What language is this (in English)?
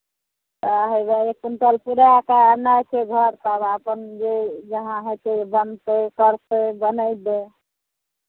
Maithili